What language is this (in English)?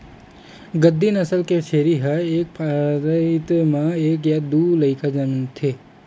Chhattisgarhi